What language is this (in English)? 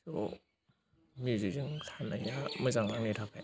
Bodo